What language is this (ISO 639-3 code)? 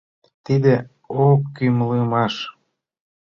chm